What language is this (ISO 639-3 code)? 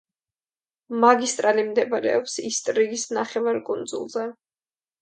kat